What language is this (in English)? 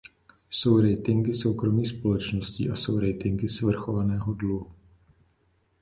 Czech